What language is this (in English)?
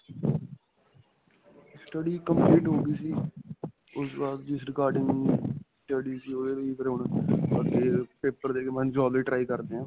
Punjabi